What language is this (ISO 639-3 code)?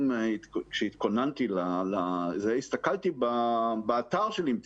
heb